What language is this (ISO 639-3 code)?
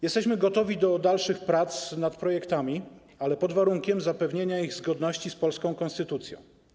pol